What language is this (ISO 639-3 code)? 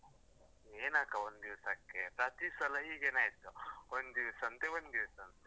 kan